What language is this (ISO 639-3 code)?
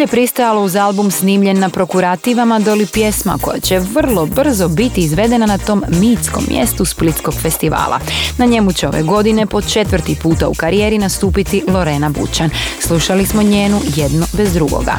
hrv